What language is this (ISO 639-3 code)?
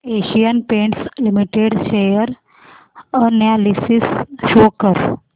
mar